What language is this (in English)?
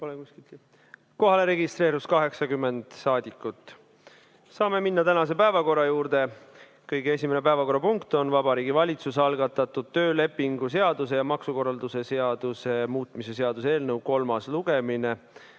Estonian